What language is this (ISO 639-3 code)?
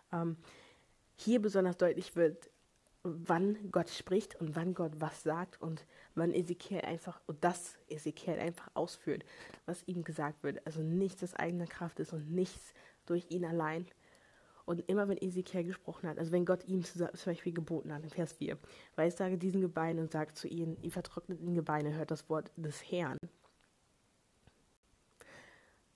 deu